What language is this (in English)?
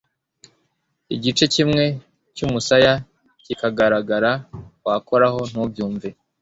Kinyarwanda